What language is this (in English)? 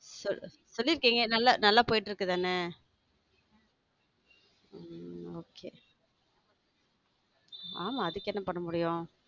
Tamil